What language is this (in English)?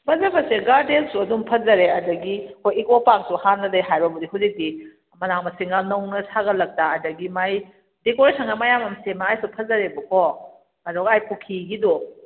Manipuri